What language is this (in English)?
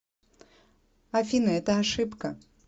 Russian